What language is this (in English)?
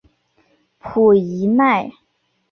Chinese